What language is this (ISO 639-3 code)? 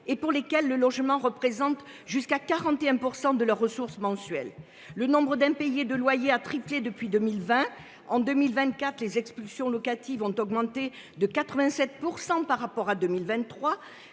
fra